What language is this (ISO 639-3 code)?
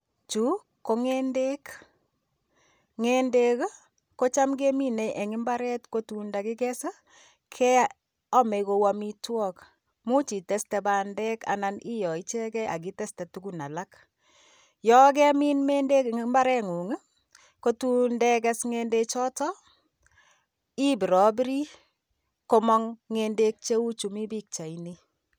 kln